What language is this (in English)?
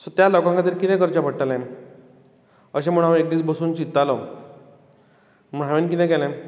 Konkani